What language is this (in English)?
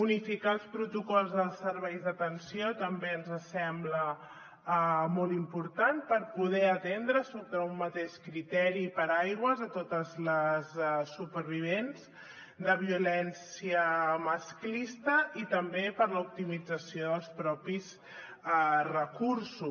Catalan